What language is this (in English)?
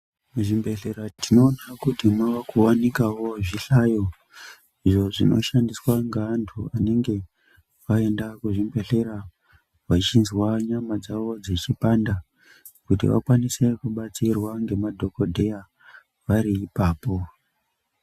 Ndau